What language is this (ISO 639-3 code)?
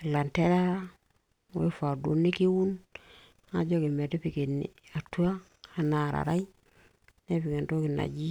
mas